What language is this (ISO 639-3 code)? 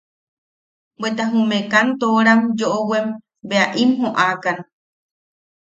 yaq